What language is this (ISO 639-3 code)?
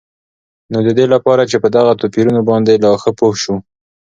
pus